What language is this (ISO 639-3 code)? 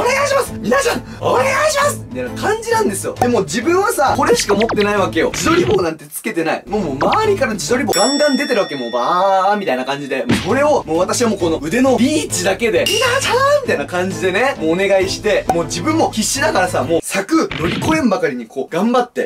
jpn